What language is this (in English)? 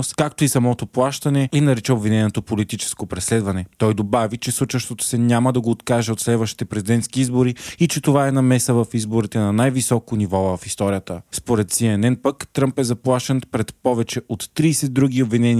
Bulgarian